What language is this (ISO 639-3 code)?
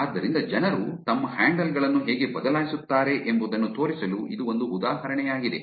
kan